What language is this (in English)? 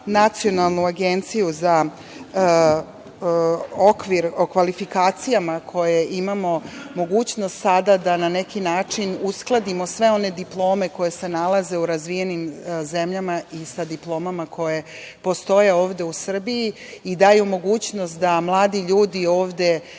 Serbian